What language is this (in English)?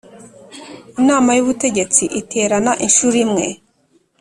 Kinyarwanda